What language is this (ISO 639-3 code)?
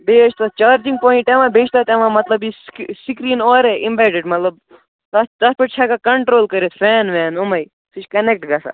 kas